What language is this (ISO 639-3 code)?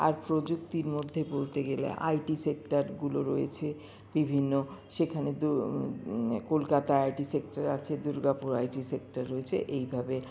ben